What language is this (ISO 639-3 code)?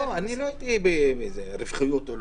heb